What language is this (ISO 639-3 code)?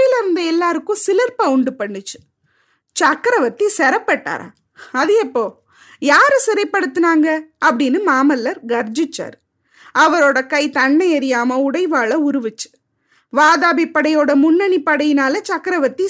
tam